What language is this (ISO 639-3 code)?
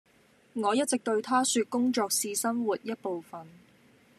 yue